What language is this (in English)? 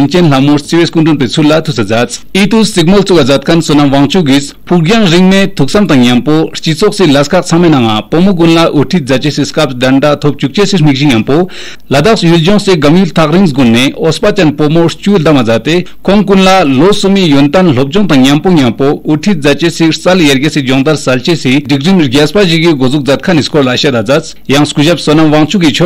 Romanian